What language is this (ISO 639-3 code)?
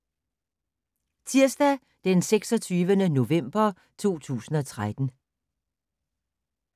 dan